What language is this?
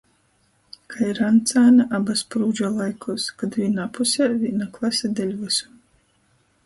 Latgalian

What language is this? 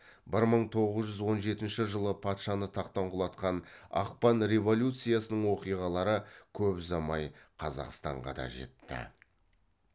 Kazakh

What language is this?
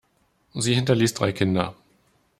German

